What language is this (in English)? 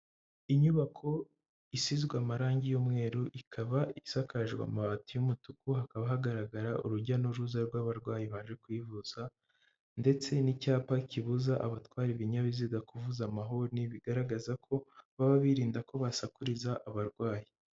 Kinyarwanda